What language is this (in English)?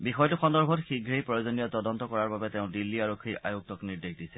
Assamese